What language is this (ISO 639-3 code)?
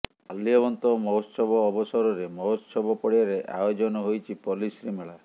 ori